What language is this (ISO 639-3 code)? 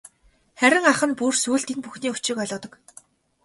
mon